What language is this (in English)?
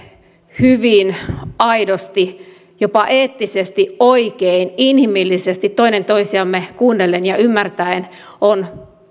Finnish